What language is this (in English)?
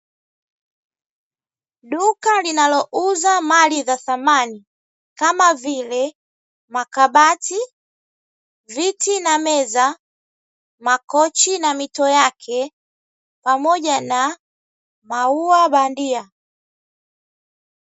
Swahili